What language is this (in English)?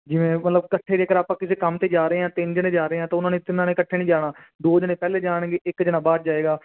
Punjabi